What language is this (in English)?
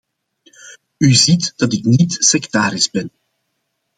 Dutch